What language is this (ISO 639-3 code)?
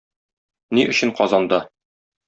tat